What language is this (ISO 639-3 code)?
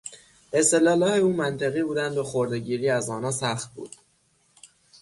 fas